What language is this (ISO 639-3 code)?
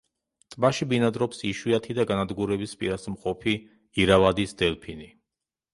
kat